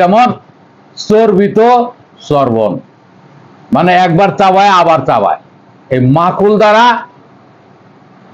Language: Arabic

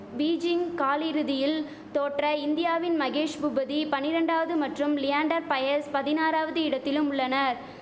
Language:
Tamil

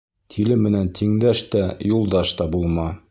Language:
Bashkir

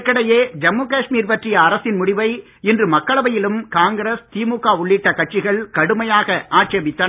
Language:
Tamil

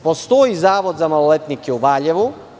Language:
Serbian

